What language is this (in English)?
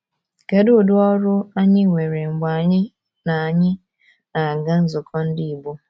Igbo